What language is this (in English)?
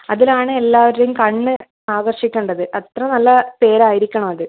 Malayalam